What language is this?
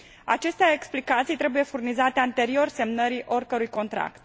Romanian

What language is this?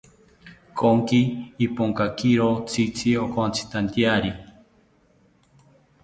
South Ucayali Ashéninka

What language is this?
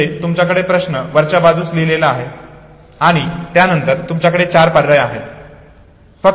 Marathi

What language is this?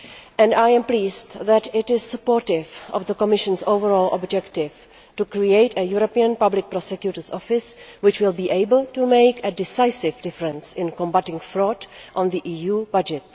English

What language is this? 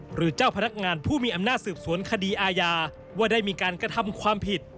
Thai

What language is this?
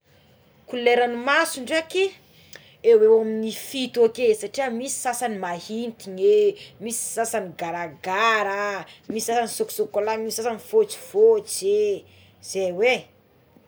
Tsimihety Malagasy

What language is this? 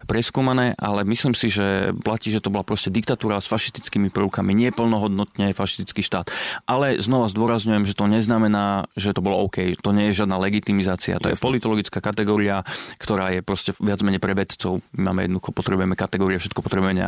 Slovak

